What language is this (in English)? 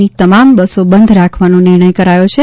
Gujarati